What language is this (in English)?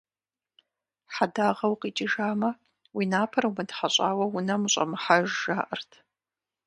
Kabardian